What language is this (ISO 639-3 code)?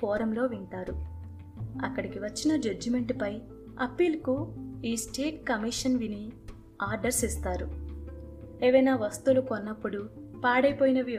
tel